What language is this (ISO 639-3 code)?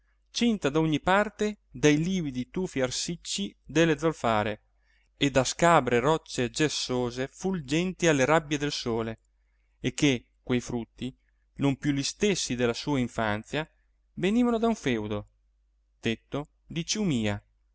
ita